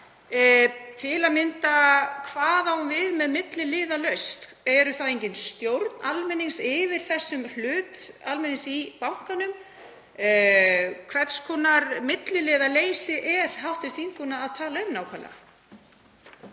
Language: Icelandic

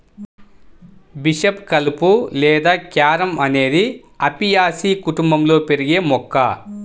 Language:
Telugu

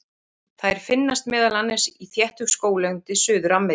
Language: Icelandic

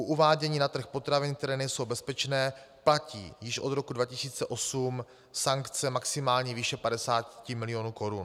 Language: Czech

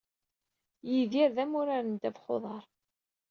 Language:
Kabyle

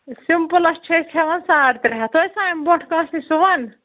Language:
Kashmiri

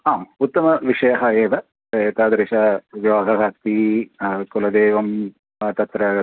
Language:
Sanskrit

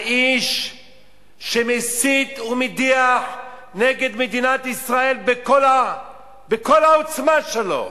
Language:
Hebrew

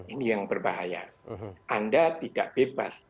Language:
Indonesian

